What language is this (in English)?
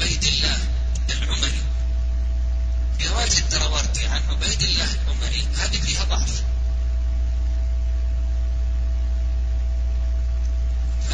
Arabic